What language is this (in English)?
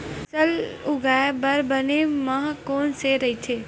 Chhattisgarhi